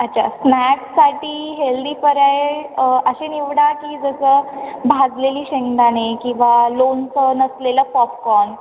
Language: Marathi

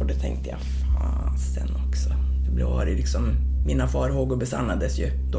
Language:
Swedish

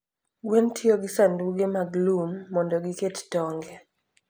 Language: Luo (Kenya and Tanzania)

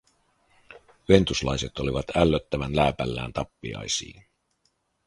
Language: Finnish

